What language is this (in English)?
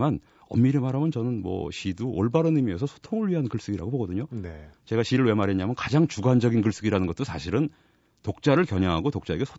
Korean